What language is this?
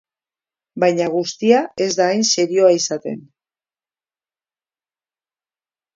Basque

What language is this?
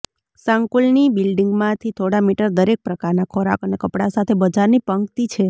Gujarati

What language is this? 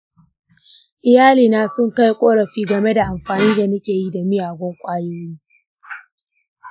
Hausa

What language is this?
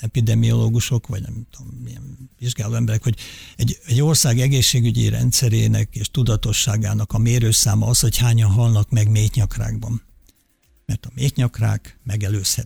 Hungarian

